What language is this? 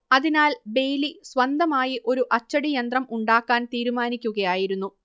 Malayalam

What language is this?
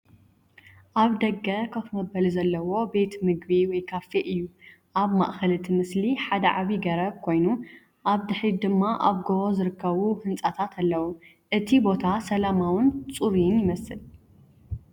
Tigrinya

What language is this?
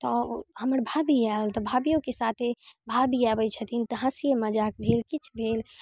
Maithili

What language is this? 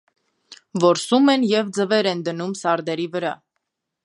Armenian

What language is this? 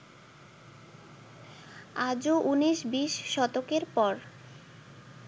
Bangla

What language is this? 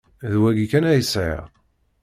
Kabyle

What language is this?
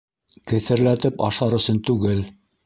Bashkir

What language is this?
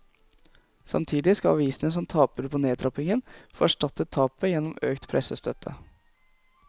Norwegian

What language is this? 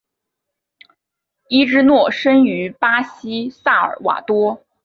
Chinese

